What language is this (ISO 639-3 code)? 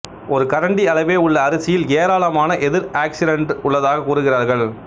tam